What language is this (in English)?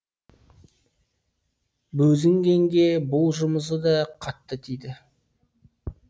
Kazakh